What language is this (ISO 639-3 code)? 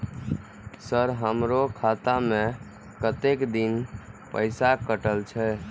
mai